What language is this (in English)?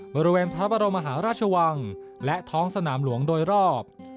Thai